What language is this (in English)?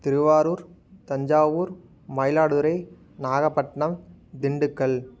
Tamil